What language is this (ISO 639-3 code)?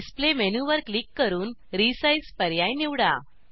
mar